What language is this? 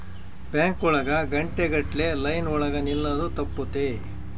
Kannada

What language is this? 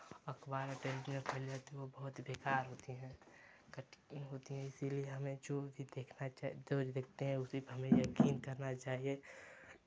Hindi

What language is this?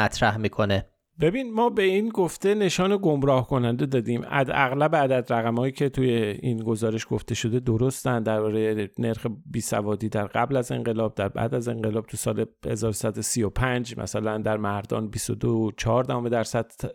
Persian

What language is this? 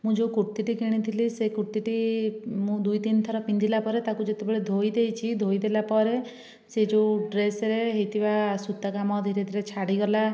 Odia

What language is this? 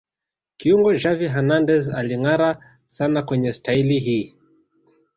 Swahili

